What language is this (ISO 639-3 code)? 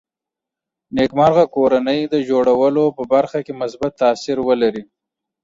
pus